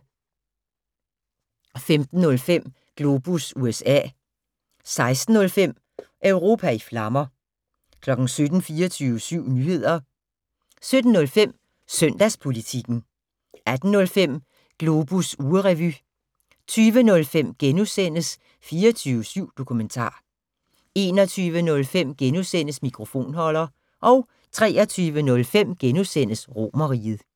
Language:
Danish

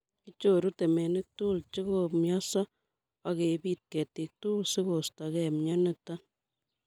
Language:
Kalenjin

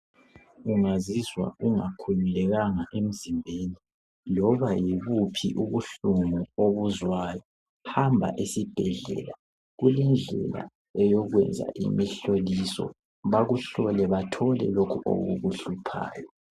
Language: North Ndebele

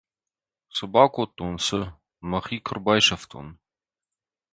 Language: Ossetic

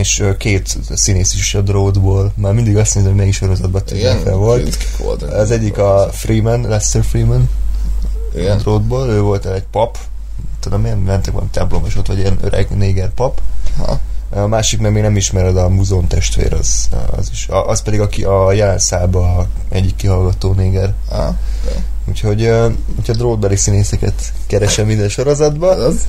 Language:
Hungarian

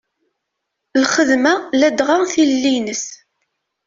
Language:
Kabyle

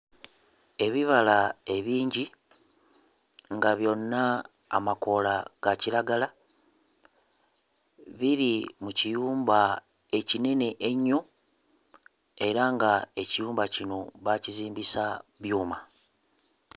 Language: Ganda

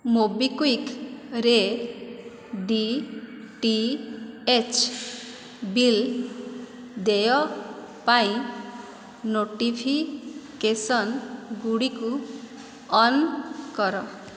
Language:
Odia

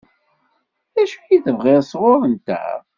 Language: Kabyle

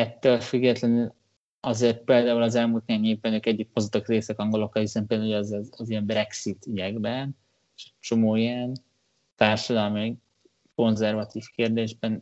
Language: Hungarian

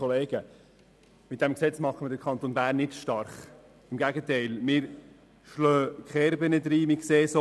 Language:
Swiss German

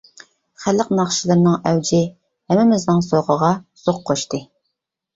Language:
Uyghur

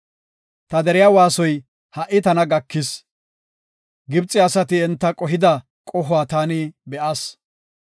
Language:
Gofa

